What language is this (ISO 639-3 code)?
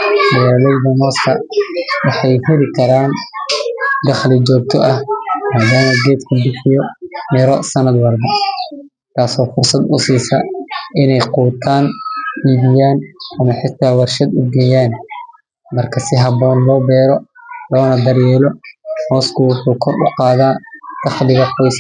som